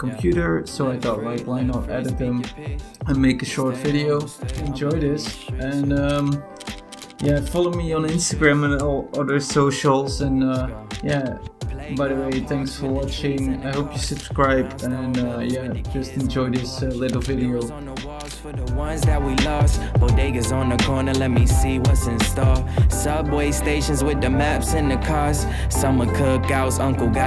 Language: English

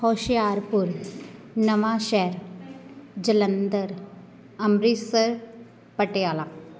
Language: Punjabi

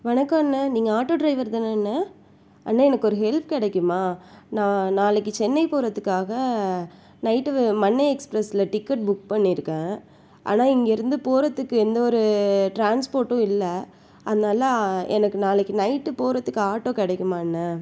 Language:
Tamil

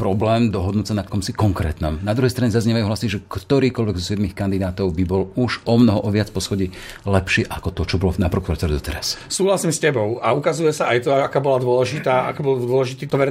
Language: Slovak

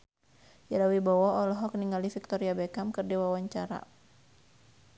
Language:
Sundanese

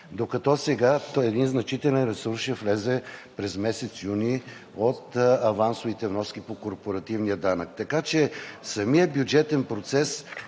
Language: Bulgarian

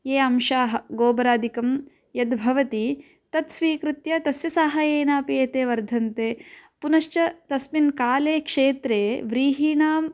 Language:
Sanskrit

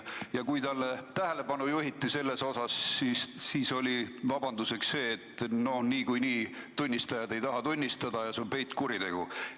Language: Estonian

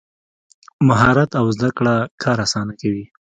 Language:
Pashto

